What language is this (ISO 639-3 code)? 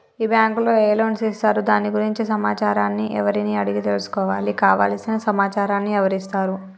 tel